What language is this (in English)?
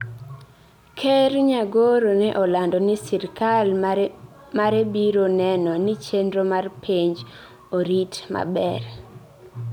Luo (Kenya and Tanzania)